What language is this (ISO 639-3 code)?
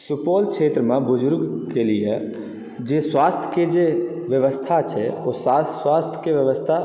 mai